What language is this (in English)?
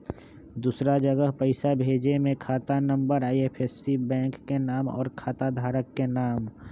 Magahi